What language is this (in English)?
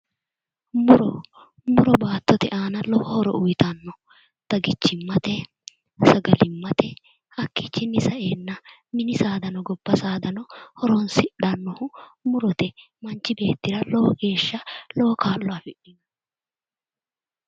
Sidamo